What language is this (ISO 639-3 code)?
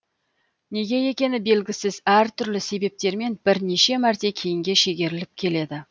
kaz